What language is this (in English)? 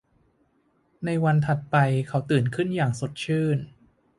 Thai